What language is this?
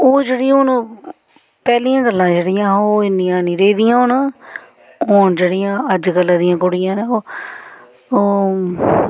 Dogri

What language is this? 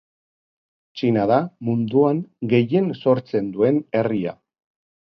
Basque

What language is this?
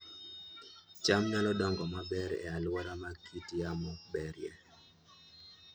Luo (Kenya and Tanzania)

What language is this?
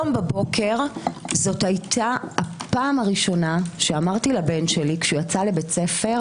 Hebrew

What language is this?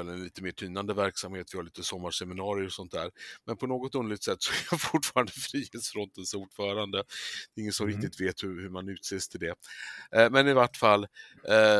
Swedish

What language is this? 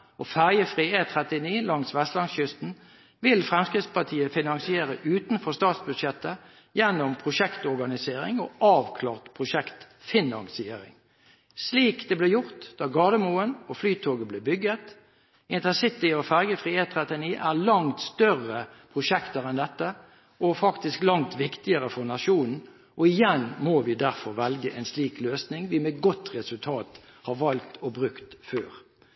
Norwegian Bokmål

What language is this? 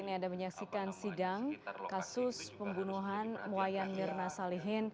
Indonesian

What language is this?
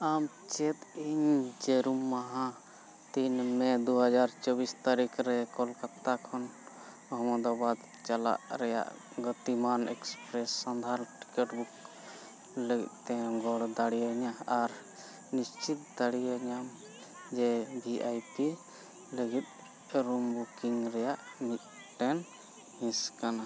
Santali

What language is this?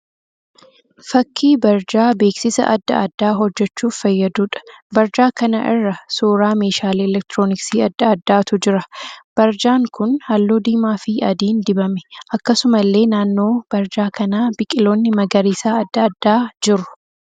Oromo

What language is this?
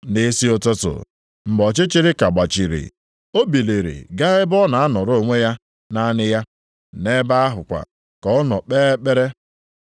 Igbo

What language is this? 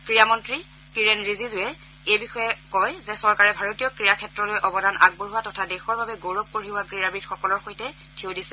Assamese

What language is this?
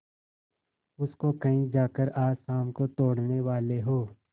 Hindi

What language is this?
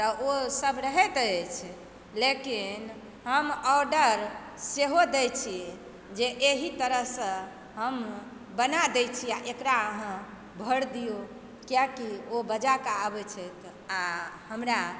Maithili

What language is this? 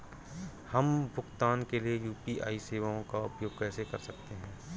Hindi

